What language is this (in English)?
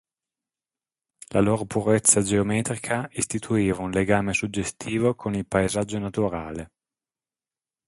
Italian